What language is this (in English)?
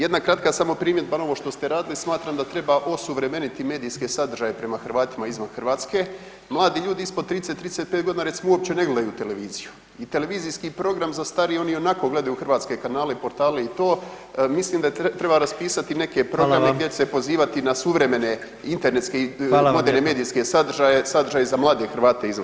Croatian